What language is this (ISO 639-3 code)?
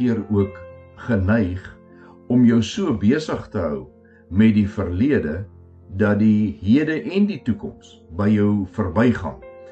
swe